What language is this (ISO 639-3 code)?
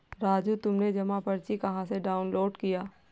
hin